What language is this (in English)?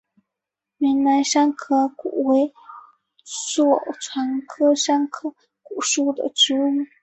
Chinese